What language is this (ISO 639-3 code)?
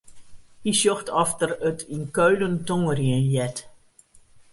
fry